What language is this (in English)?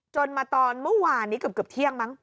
Thai